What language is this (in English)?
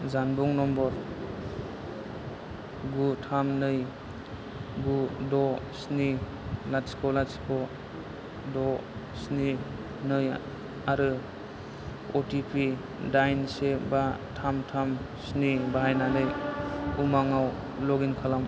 Bodo